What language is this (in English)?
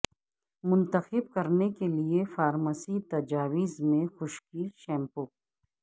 Urdu